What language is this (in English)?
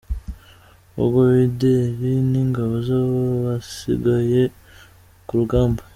Kinyarwanda